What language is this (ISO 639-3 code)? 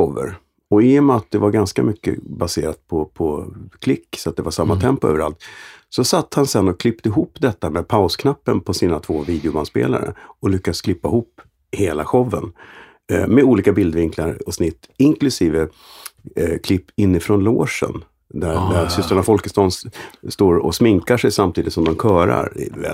swe